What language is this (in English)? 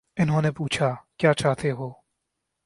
Urdu